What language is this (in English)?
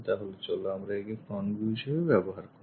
Bangla